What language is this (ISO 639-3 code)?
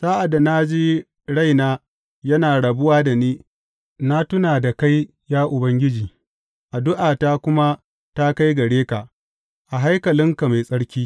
hau